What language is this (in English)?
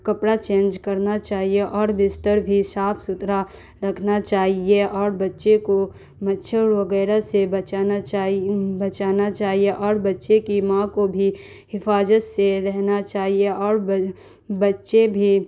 Urdu